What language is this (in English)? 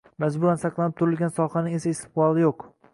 Uzbek